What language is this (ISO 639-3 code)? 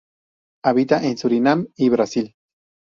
spa